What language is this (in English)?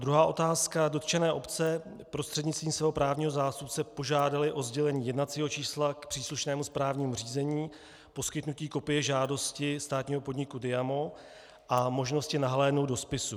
Czech